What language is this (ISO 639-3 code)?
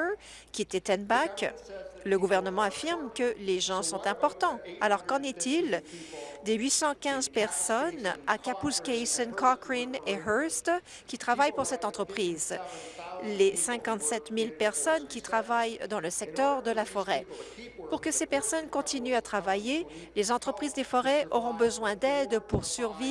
fra